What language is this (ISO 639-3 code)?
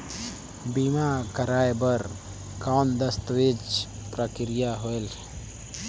hne